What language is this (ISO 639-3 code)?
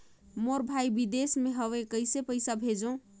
hne